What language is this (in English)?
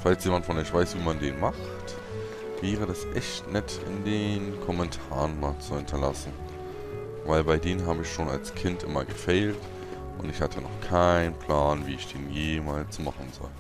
German